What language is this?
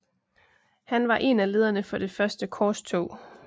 Danish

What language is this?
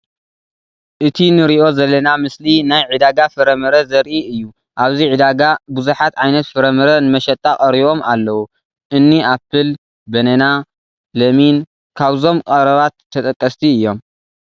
Tigrinya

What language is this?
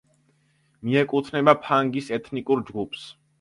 Georgian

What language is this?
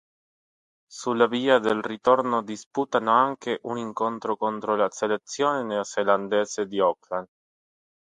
Italian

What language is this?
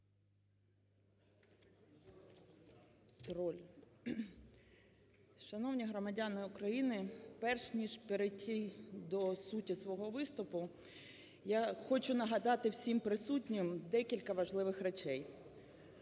Ukrainian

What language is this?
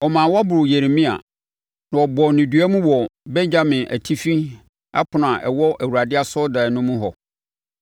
Akan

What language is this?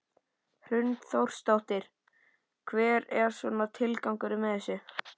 Icelandic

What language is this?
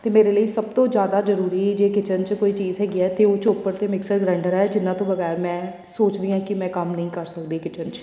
Punjabi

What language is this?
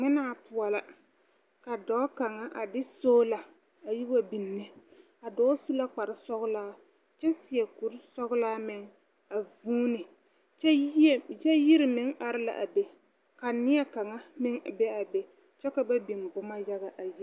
Southern Dagaare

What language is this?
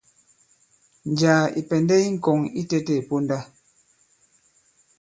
Bankon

